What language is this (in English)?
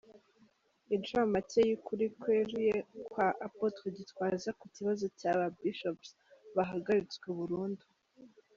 Kinyarwanda